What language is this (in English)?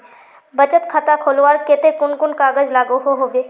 Magahi